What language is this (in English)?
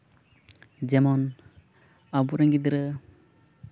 Santali